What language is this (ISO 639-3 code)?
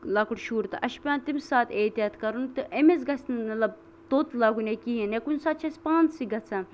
kas